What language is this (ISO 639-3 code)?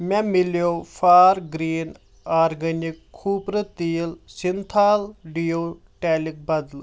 kas